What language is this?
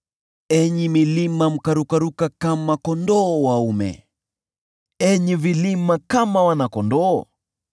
Swahili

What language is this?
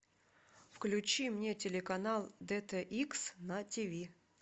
Russian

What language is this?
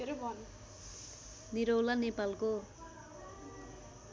Nepali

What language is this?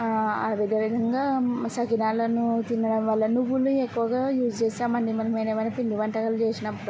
Telugu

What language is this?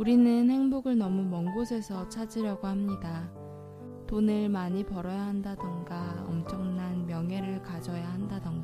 Korean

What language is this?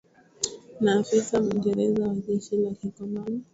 Swahili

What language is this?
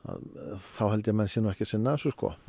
Icelandic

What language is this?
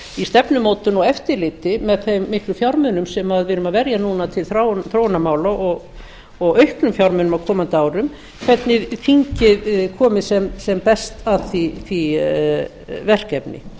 Icelandic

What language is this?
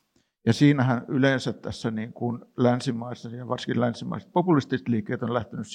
Finnish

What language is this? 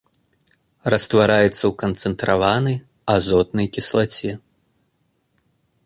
Belarusian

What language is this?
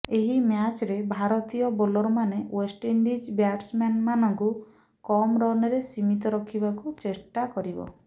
Odia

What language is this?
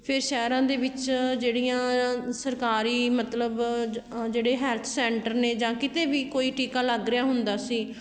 Punjabi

